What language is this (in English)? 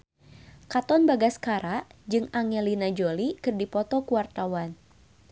Sundanese